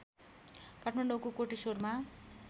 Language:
Nepali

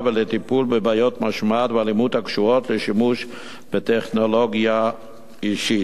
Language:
Hebrew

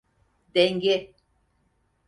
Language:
Turkish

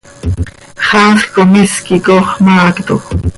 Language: Seri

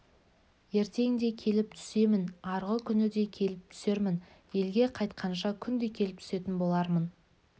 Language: Kazakh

